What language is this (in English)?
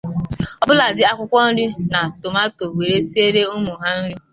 Igbo